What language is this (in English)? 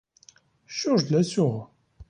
Ukrainian